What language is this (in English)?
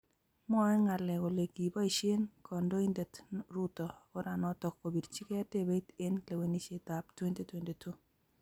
Kalenjin